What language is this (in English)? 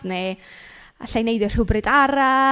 Welsh